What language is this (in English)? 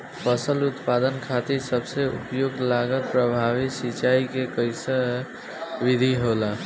Bhojpuri